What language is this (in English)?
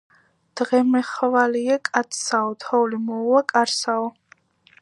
Georgian